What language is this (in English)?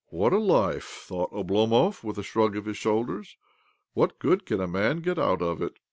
English